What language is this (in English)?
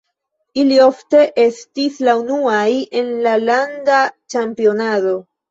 Esperanto